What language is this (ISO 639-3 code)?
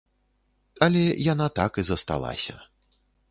bel